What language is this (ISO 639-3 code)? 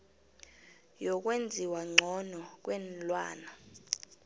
nbl